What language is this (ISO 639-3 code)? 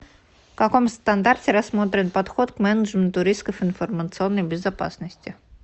rus